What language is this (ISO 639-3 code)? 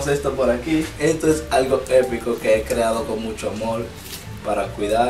spa